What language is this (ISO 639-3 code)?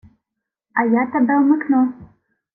ukr